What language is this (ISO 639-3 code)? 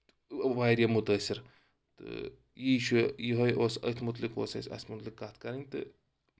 kas